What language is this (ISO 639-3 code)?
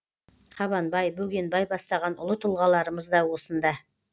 kaz